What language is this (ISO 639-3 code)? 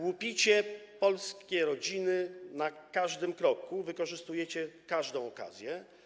pol